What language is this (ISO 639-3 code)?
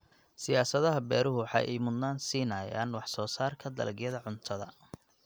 som